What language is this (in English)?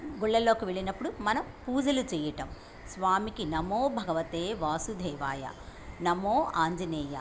Telugu